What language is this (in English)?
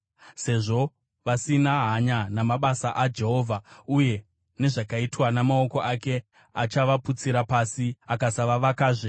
Shona